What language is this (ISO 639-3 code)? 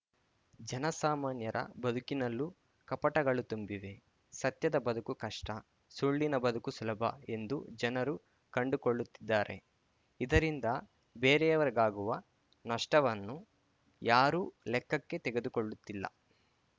kan